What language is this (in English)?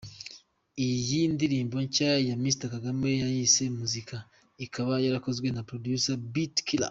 Kinyarwanda